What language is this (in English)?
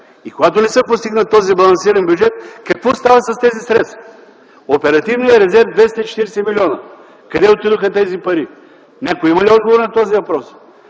Bulgarian